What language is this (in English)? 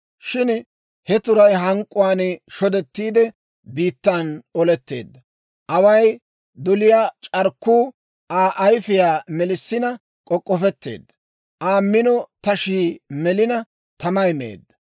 Dawro